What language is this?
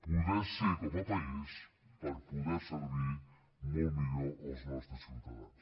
Catalan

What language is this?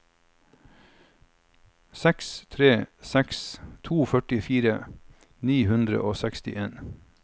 Norwegian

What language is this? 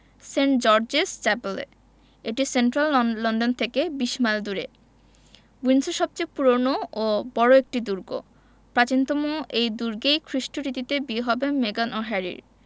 Bangla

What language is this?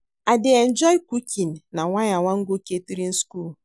Nigerian Pidgin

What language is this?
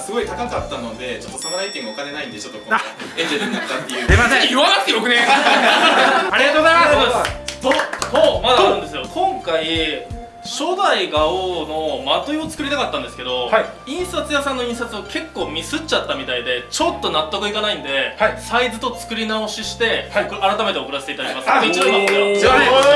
Japanese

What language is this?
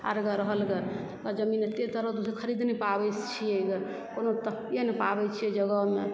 Maithili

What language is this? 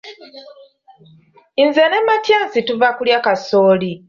Ganda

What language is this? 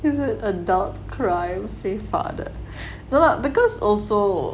English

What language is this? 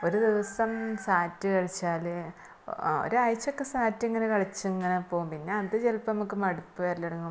Malayalam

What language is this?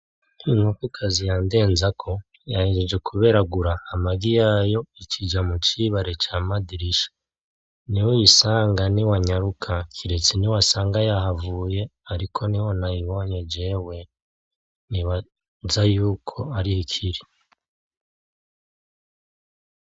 Rundi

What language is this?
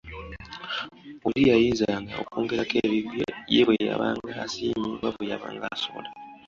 Ganda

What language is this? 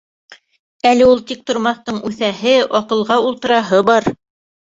Bashkir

